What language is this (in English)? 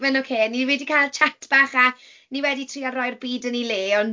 Welsh